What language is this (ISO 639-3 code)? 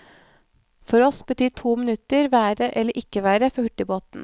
nor